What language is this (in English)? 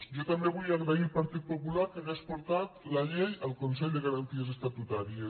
Catalan